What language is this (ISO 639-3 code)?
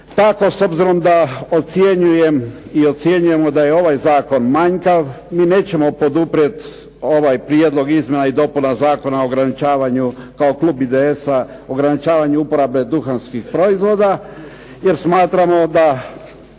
hrv